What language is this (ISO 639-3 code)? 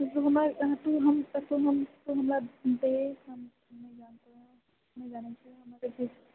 mai